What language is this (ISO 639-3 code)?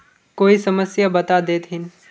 mag